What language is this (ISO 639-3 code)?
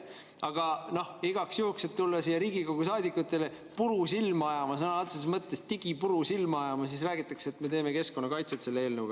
est